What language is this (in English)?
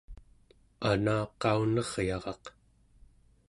Central Yupik